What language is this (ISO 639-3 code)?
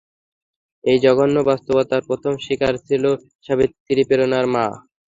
ben